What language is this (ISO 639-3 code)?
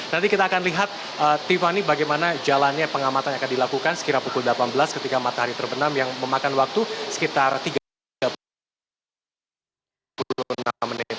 ind